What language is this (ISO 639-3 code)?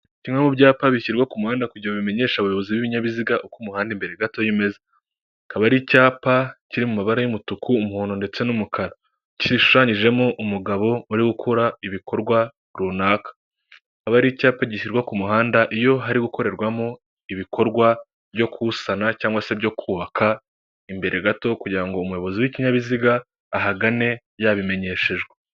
kin